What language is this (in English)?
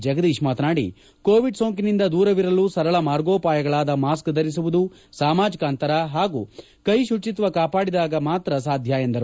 Kannada